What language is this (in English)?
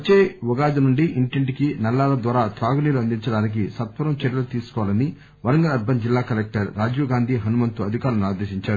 Telugu